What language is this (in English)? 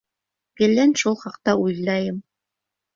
Bashkir